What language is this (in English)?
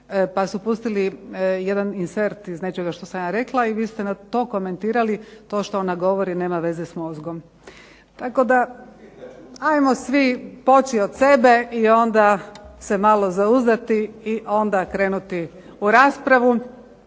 Croatian